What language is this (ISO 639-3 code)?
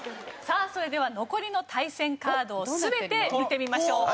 jpn